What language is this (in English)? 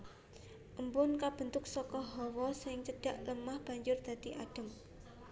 Javanese